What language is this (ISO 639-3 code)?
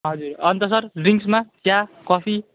nep